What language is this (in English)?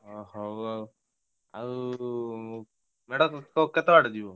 Odia